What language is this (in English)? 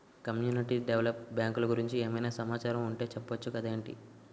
Telugu